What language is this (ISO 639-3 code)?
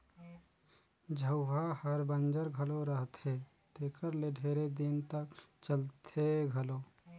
hne